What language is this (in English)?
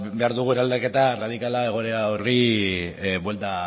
Basque